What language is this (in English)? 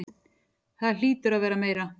Icelandic